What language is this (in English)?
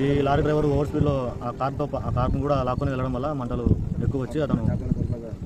Indonesian